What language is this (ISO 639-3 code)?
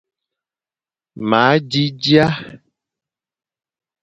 fan